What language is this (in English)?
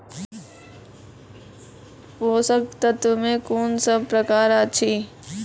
Maithili